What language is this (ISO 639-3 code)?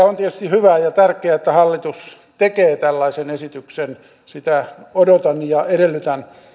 fin